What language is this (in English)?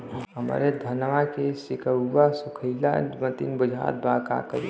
Bhojpuri